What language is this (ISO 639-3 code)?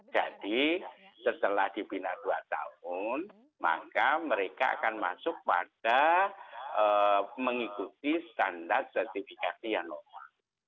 ind